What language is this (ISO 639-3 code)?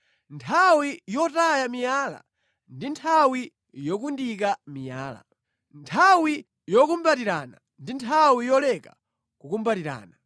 nya